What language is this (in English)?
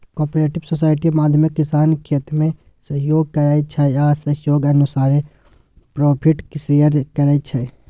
Maithili